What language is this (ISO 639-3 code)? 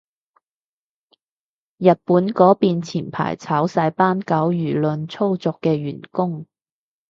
yue